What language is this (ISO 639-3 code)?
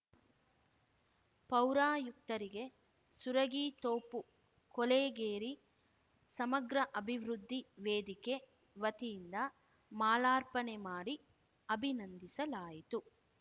kan